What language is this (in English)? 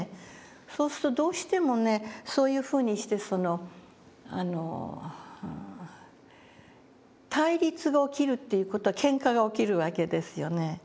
Japanese